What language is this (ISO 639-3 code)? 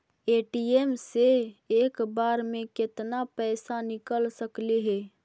mag